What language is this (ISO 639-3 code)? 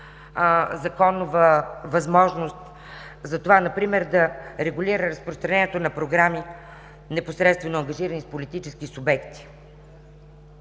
bul